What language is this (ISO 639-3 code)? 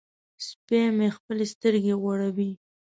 pus